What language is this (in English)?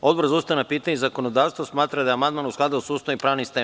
Serbian